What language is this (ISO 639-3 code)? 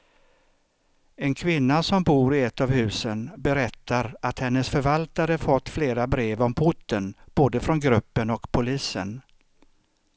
swe